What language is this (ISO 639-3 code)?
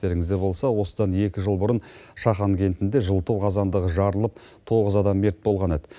kaz